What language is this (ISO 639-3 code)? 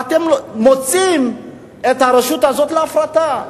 heb